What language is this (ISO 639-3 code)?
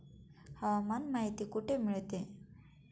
mar